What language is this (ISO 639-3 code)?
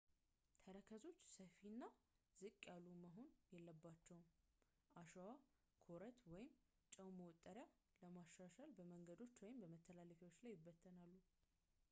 amh